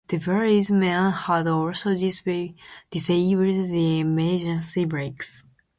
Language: English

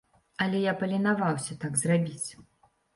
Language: Belarusian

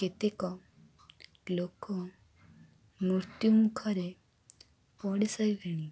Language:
Odia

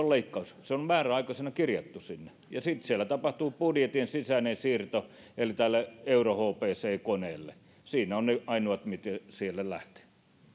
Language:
Finnish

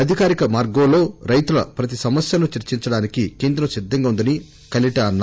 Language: Telugu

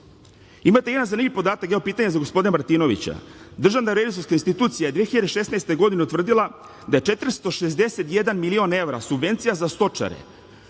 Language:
Serbian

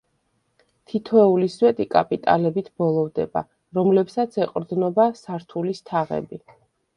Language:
Georgian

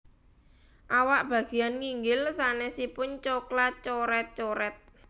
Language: Javanese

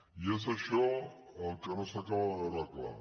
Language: Catalan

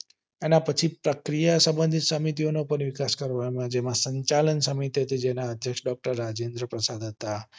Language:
Gujarati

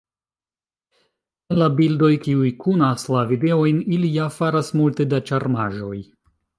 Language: Esperanto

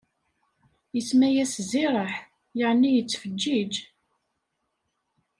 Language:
Kabyle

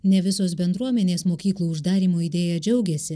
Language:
Lithuanian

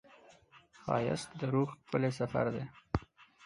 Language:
Pashto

